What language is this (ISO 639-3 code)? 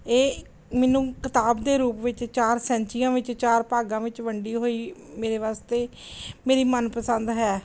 pan